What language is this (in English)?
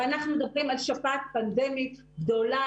Hebrew